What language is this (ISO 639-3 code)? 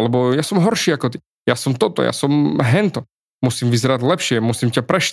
slk